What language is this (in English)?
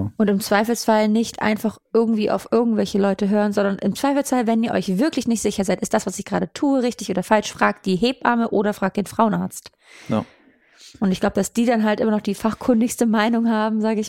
German